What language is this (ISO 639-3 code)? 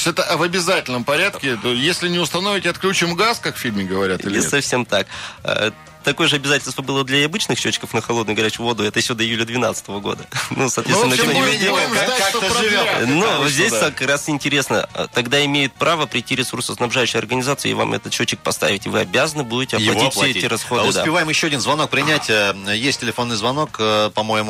rus